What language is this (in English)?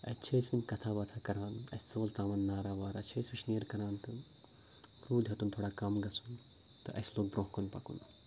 Kashmiri